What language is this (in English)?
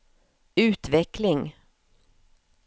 Swedish